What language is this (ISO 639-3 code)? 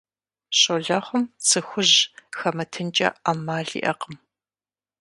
kbd